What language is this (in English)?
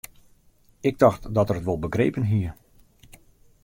Western Frisian